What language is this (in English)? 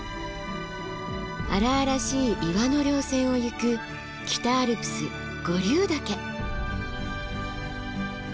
Japanese